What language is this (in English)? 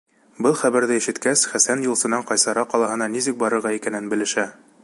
Bashkir